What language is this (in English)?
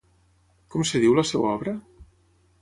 Catalan